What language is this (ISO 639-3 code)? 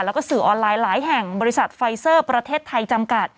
tha